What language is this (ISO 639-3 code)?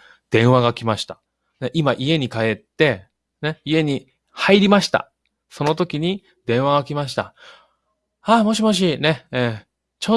jpn